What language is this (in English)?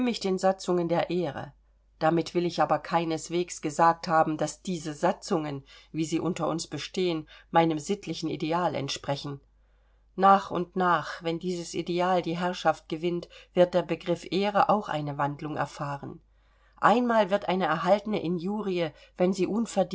German